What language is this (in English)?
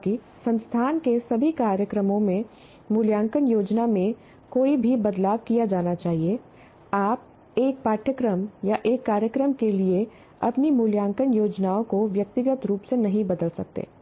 Hindi